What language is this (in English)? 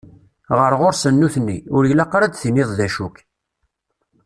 Kabyle